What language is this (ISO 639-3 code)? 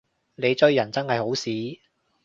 yue